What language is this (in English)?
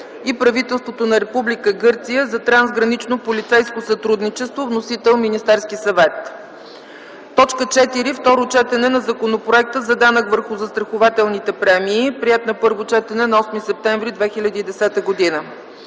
Bulgarian